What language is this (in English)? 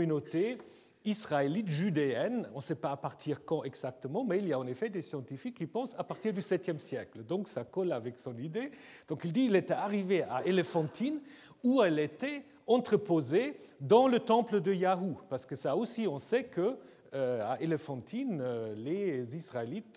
French